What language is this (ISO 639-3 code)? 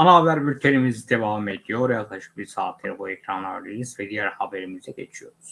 tur